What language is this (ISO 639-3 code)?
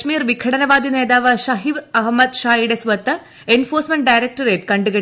mal